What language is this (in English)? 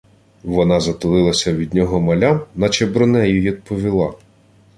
Ukrainian